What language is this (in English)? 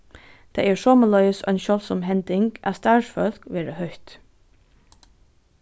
Faroese